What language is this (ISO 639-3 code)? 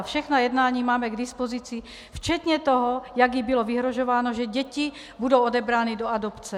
ces